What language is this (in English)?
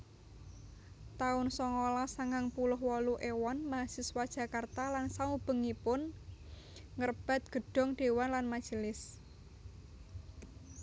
Javanese